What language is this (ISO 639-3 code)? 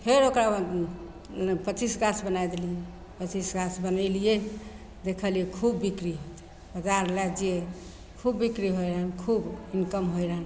mai